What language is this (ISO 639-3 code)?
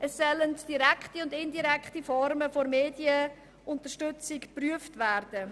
gsw